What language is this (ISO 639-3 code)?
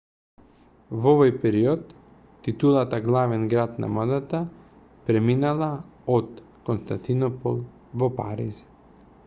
mkd